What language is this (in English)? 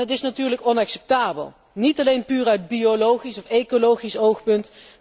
Dutch